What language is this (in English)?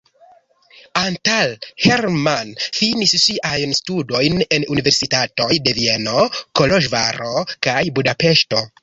Esperanto